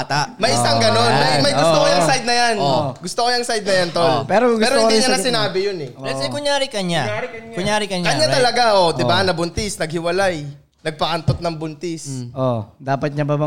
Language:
Filipino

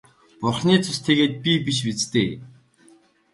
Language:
Mongolian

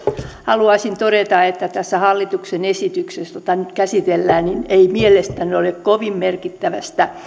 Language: Finnish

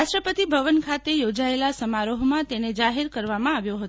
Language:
Gujarati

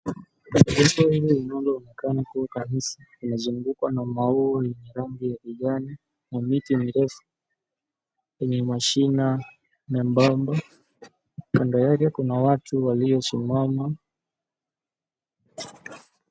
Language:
Swahili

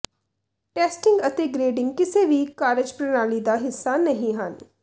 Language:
Punjabi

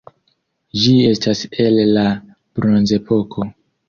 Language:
Esperanto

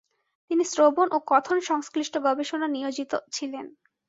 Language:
Bangla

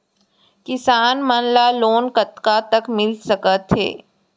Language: Chhattisgarhi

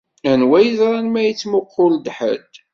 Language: Kabyle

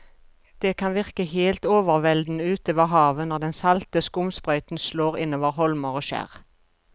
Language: Norwegian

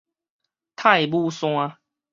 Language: Min Nan Chinese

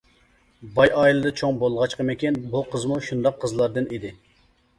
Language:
Uyghur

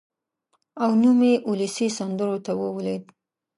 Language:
Pashto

